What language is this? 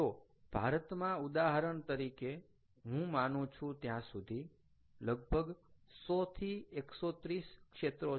Gujarati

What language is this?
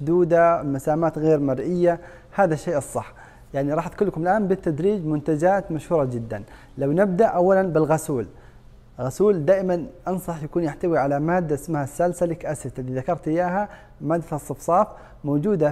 Arabic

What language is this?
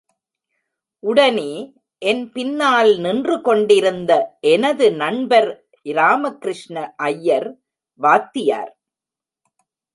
Tamil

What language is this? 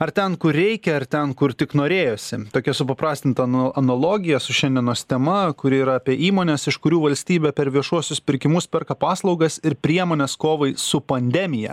Lithuanian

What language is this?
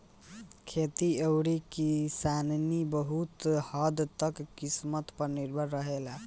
Bhojpuri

